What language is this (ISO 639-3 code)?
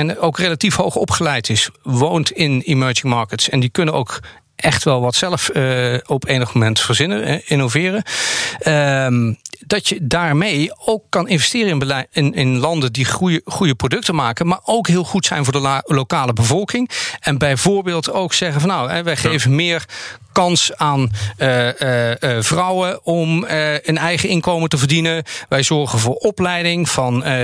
nld